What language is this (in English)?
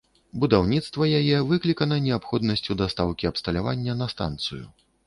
Belarusian